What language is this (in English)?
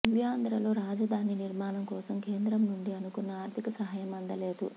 Telugu